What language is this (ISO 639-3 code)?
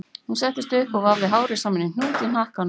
isl